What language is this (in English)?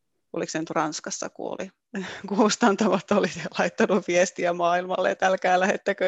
Finnish